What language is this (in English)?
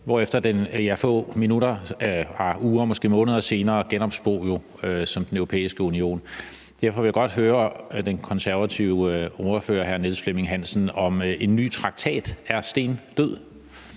Danish